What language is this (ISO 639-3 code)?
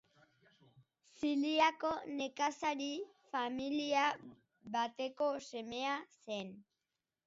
eus